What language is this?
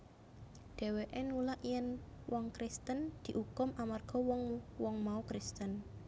Javanese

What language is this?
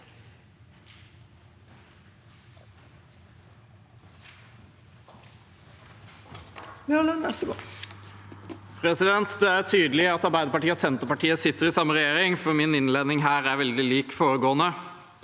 Norwegian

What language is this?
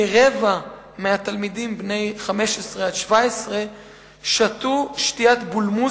Hebrew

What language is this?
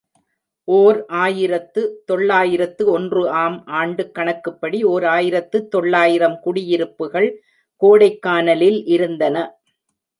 Tamil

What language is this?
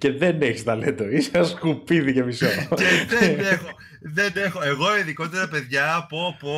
Greek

